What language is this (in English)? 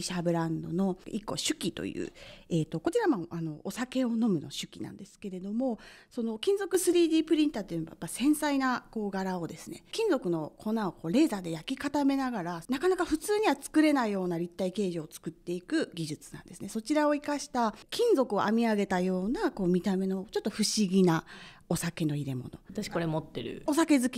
Japanese